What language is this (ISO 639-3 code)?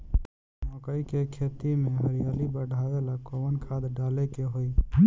bho